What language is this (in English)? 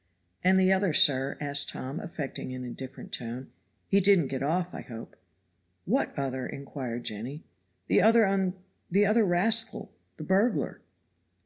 English